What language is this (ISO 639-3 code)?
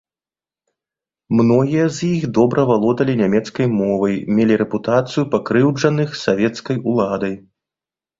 bel